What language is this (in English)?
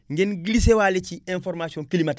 Wolof